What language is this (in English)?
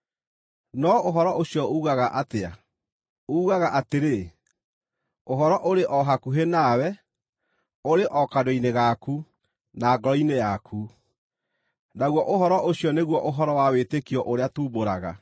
Kikuyu